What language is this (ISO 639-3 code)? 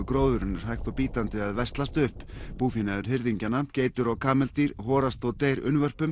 isl